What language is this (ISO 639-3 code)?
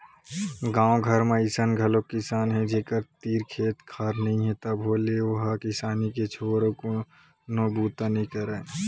hne